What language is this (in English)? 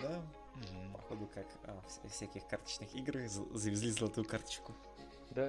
Russian